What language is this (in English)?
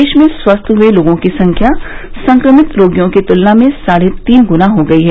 Hindi